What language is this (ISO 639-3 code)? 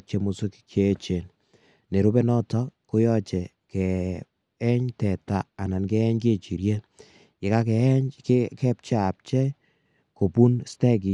kln